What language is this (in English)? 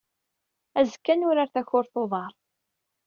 Kabyle